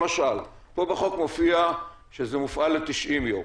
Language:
Hebrew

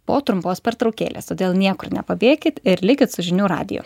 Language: Lithuanian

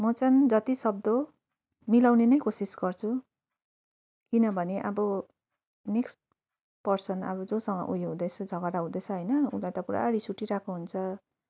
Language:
Nepali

